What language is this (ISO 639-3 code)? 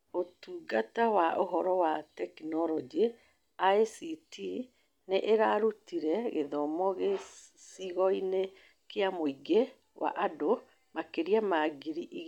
kik